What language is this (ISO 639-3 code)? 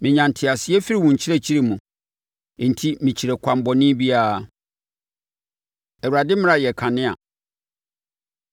aka